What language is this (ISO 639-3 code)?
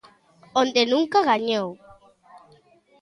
glg